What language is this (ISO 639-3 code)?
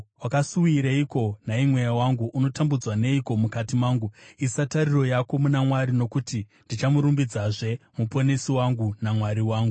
sna